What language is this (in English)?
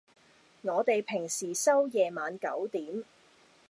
Cantonese